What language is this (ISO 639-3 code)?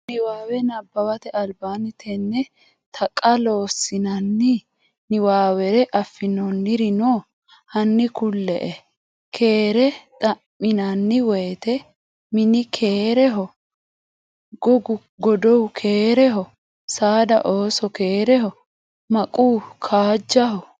sid